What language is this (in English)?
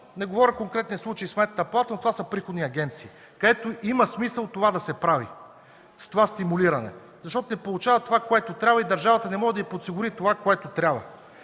Bulgarian